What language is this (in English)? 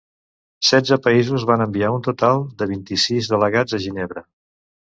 Catalan